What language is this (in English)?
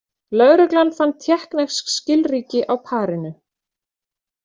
Icelandic